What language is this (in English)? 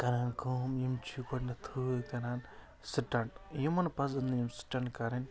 Kashmiri